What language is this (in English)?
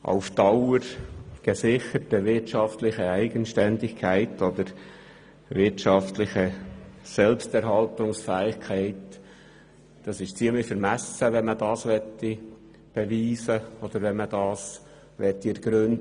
Swiss German